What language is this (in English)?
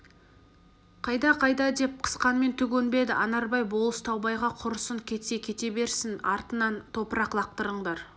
Kazakh